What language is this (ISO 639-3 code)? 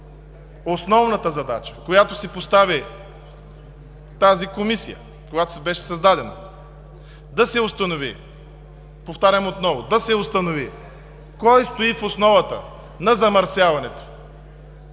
bul